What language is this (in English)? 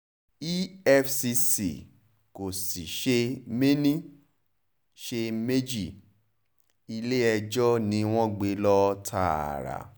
Yoruba